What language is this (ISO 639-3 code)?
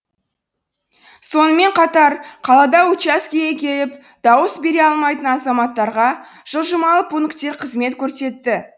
kaz